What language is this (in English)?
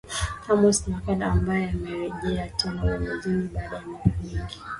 Swahili